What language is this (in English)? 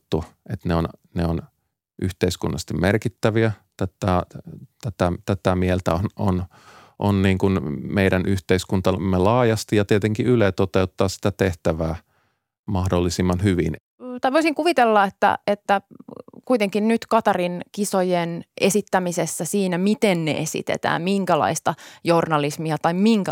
Finnish